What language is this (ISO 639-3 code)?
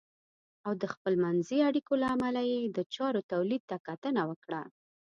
pus